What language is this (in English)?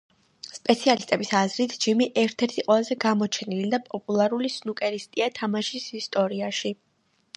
Georgian